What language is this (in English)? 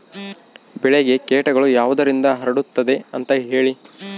Kannada